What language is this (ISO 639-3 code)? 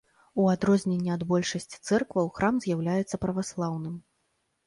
bel